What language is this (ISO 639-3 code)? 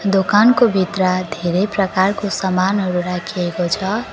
nep